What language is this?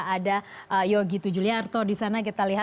Indonesian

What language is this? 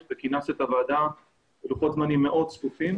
Hebrew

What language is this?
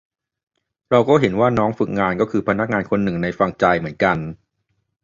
Thai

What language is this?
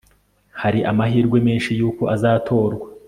Kinyarwanda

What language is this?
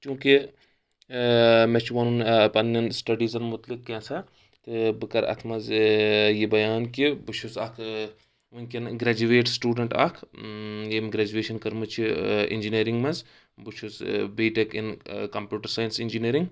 Kashmiri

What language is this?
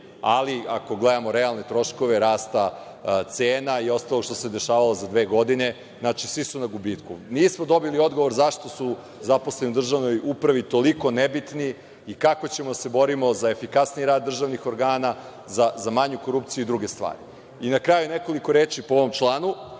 Serbian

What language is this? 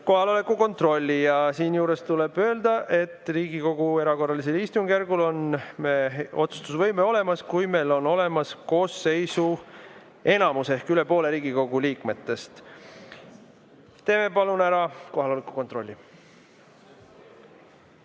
Estonian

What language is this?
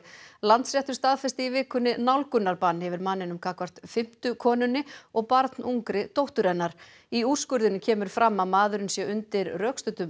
Icelandic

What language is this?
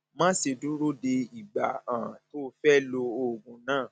Yoruba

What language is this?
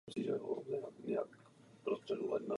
Czech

